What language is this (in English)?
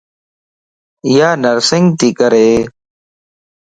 Lasi